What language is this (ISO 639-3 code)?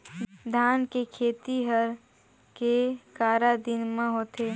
hne